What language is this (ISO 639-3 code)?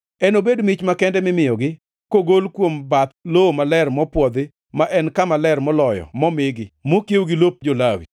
luo